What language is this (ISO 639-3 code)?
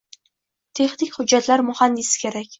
uzb